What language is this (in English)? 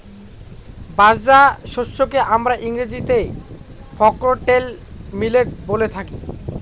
Bangla